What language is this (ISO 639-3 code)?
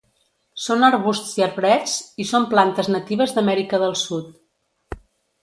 cat